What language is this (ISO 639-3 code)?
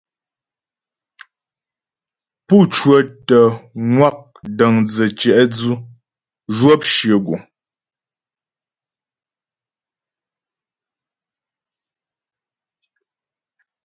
bbj